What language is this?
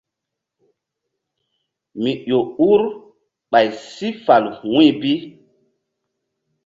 Mbum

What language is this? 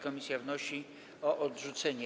Polish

